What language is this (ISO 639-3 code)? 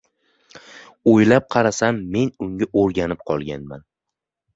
uzb